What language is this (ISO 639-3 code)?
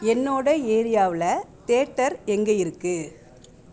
tam